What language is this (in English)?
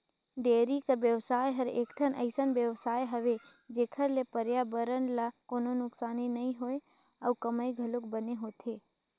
Chhattisgarhi